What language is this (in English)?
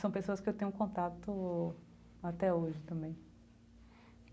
Portuguese